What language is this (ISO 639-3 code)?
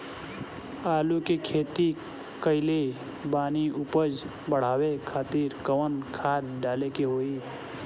bho